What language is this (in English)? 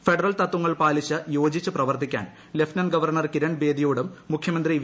Malayalam